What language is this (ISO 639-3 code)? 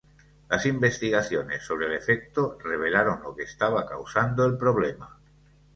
spa